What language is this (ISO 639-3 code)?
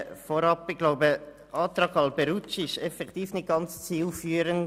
gsw